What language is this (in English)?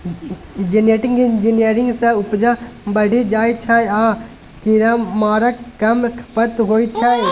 Maithili